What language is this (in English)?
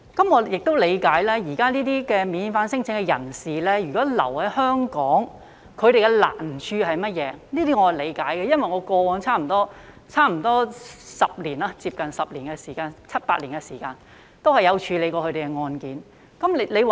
Cantonese